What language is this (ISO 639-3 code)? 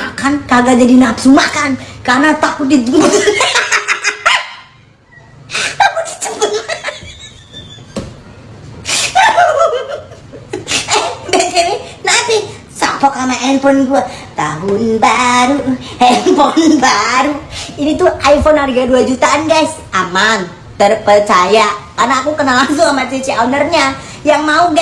ind